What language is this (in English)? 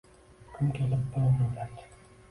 Uzbek